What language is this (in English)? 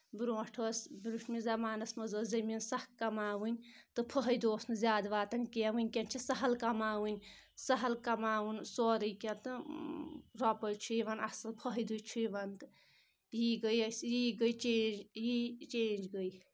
Kashmiri